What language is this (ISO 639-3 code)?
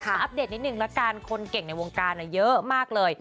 tha